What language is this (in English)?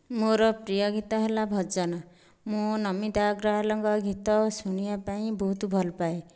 Odia